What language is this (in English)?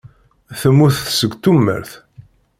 Kabyle